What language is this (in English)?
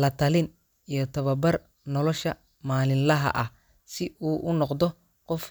Somali